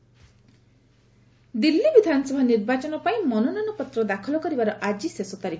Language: Odia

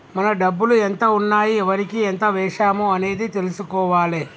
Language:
Telugu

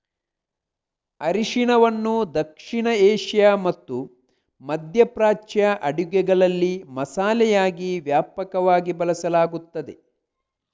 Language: Kannada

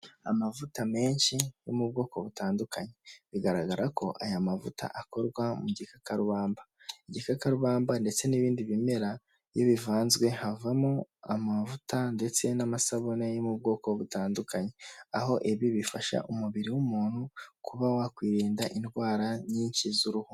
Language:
Kinyarwanda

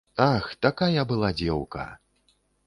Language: Belarusian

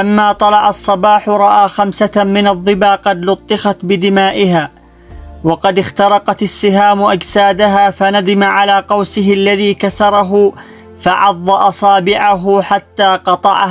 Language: Arabic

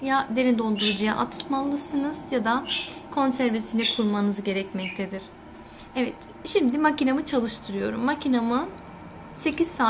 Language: Turkish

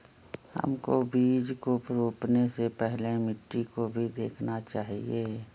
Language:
Magahi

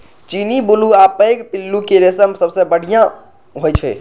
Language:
Maithili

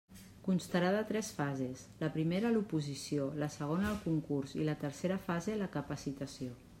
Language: Catalan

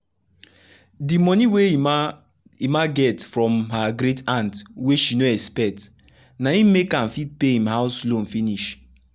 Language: Nigerian Pidgin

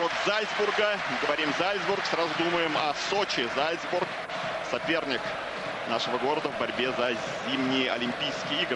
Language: Russian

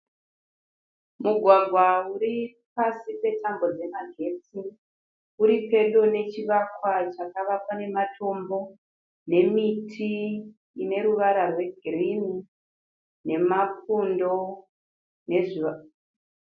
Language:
Shona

